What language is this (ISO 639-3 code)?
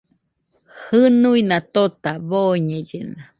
hux